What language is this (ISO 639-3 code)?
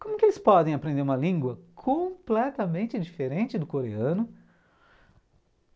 por